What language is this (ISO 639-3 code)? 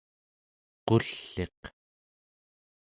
esu